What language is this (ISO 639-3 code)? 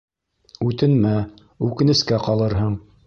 bak